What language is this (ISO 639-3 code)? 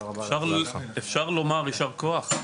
heb